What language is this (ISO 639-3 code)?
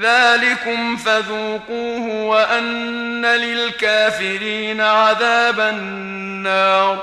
ara